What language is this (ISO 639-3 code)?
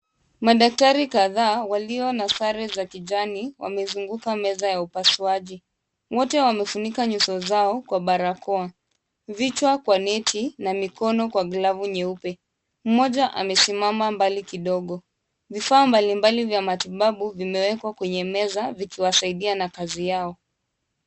swa